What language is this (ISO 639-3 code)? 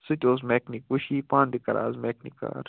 kas